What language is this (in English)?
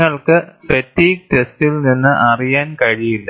Malayalam